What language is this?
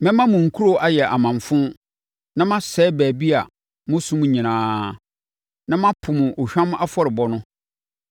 Akan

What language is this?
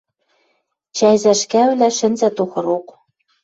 Western Mari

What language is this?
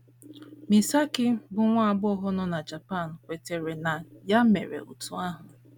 Igbo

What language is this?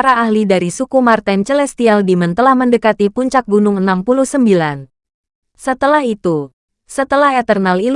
Indonesian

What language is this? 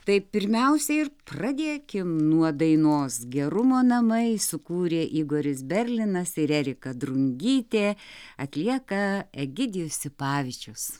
Lithuanian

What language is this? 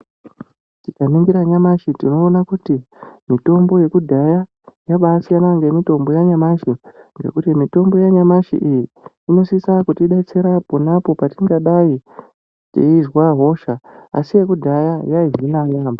Ndau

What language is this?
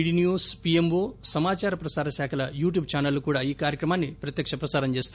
Telugu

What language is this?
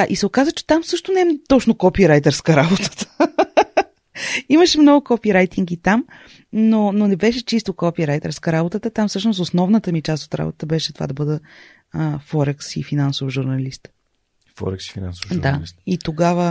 Bulgarian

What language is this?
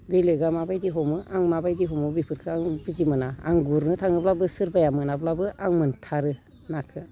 Bodo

